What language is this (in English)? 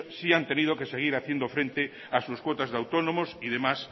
Spanish